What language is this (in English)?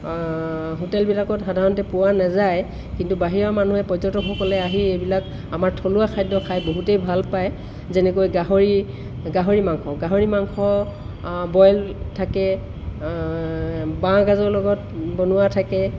Assamese